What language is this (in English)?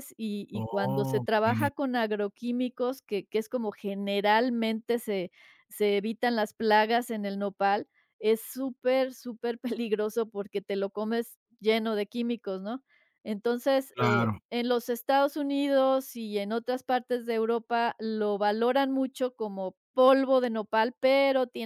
Spanish